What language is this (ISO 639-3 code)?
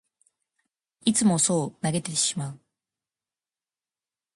jpn